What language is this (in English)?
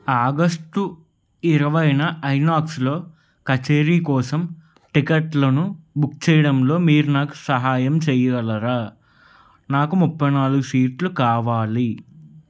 Telugu